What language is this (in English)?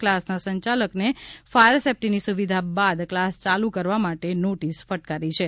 Gujarati